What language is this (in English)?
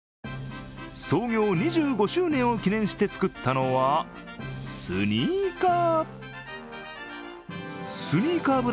Japanese